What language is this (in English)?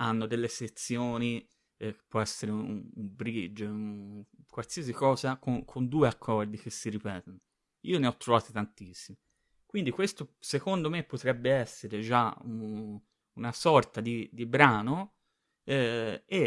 Italian